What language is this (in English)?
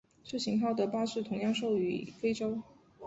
Chinese